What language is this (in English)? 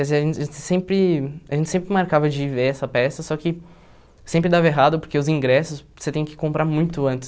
Portuguese